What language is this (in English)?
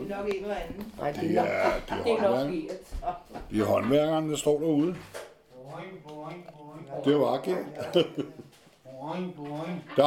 Danish